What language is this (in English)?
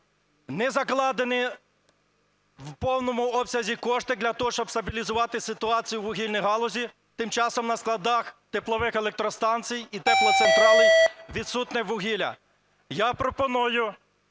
Ukrainian